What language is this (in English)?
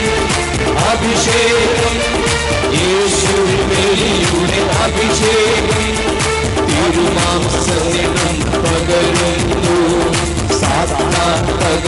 Malayalam